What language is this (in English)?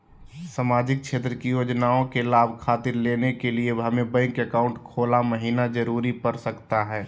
Magahi